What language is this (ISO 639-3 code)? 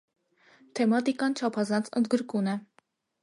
hye